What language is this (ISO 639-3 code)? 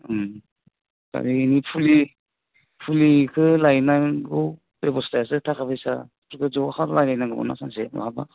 brx